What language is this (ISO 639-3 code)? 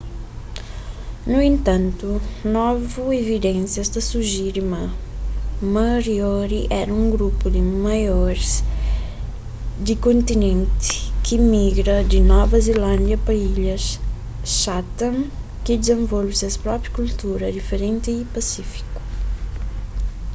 kea